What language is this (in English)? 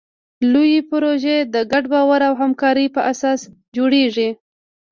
Pashto